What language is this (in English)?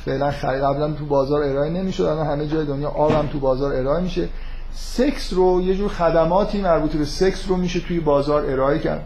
Persian